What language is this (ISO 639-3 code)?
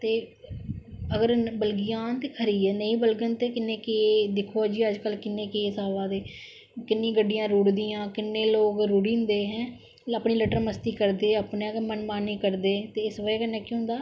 doi